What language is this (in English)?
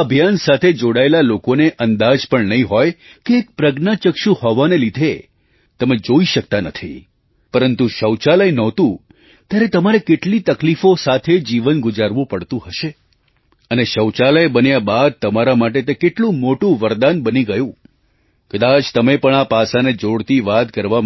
Gujarati